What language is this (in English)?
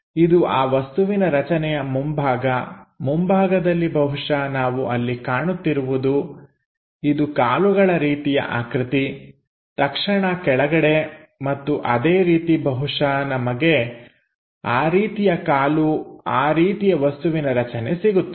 Kannada